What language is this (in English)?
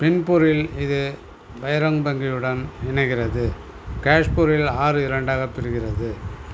Tamil